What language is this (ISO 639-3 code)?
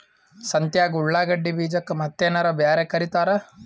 kan